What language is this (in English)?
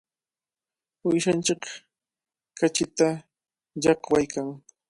Cajatambo North Lima Quechua